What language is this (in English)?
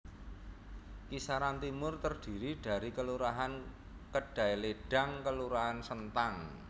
Javanese